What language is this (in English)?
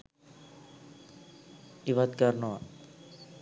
Sinhala